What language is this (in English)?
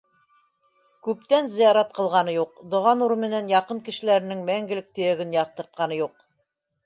Bashkir